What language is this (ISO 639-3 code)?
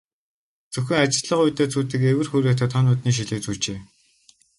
mon